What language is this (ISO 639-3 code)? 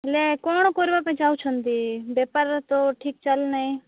ori